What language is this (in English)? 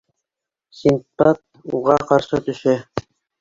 Bashkir